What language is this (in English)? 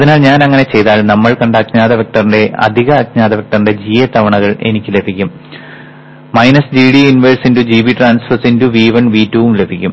Malayalam